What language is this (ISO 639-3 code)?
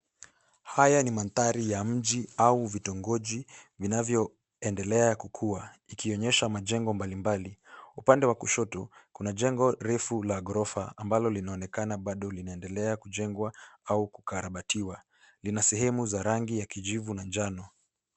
swa